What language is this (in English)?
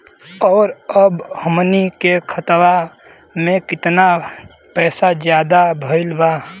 Bhojpuri